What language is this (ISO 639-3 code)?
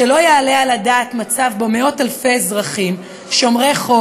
heb